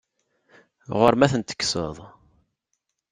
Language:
Kabyle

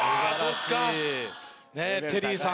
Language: Japanese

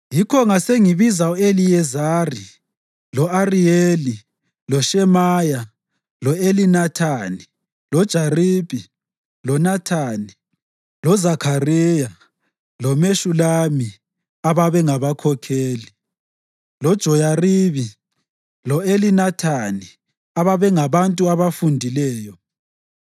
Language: North Ndebele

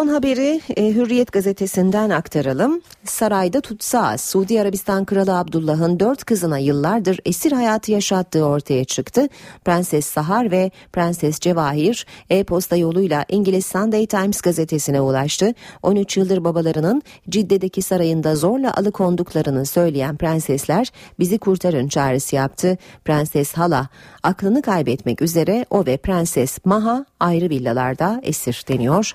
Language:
Turkish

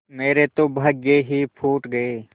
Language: Hindi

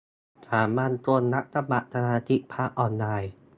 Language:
Thai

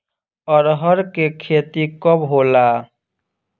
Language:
Bhojpuri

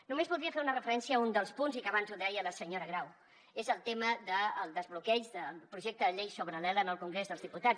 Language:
Catalan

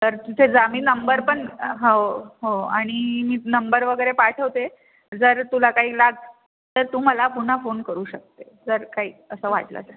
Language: Marathi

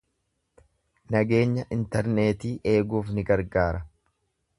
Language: Oromo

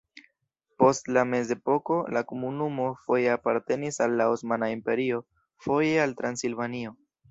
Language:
Esperanto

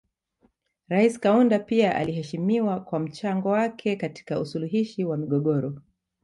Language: Swahili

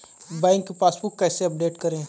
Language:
Hindi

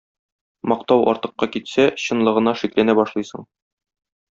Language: Tatar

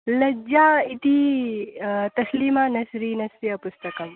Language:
Sanskrit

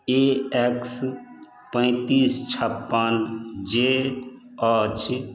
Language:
Maithili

